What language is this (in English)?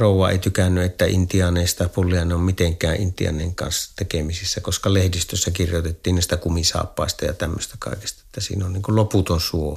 Finnish